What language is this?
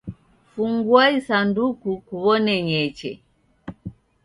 Taita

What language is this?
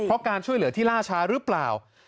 Thai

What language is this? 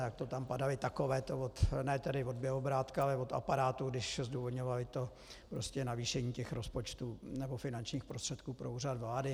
Czech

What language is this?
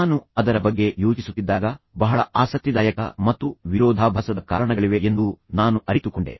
Kannada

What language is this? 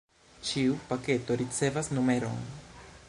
Esperanto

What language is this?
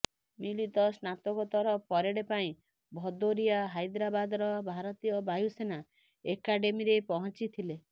Odia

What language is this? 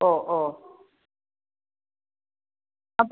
Malayalam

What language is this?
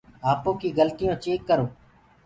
Gurgula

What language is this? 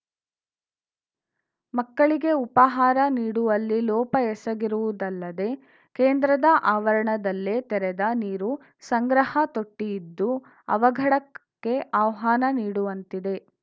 Kannada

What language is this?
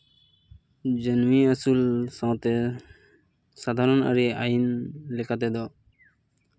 Santali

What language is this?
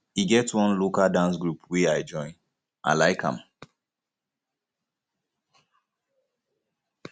Nigerian Pidgin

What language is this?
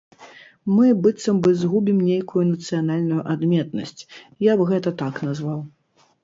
Belarusian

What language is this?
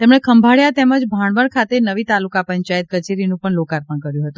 Gujarati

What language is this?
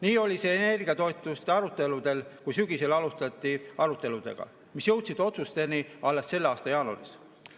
Estonian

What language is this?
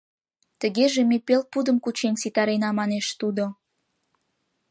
Mari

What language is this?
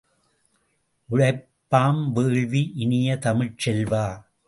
Tamil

